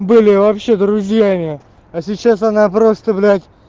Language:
Russian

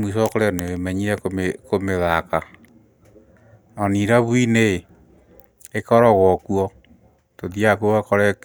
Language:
Kikuyu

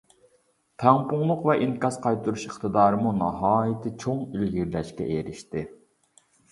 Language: Uyghur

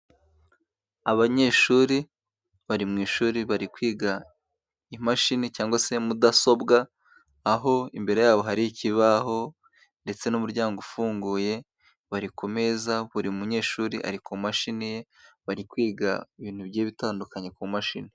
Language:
Kinyarwanda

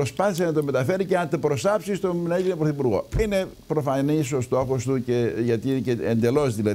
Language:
Greek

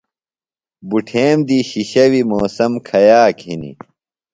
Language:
Phalura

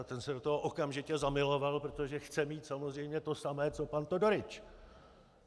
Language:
Czech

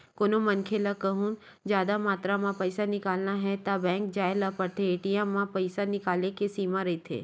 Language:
Chhattisgarhi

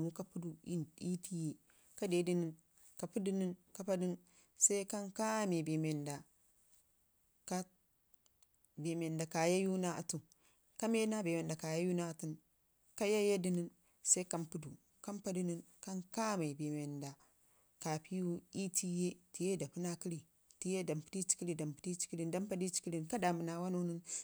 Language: Ngizim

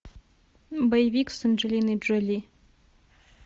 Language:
Russian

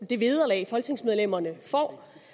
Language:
Danish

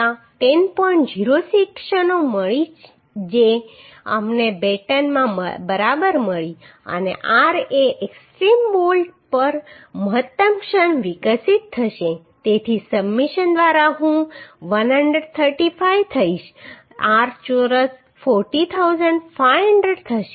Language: Gujarati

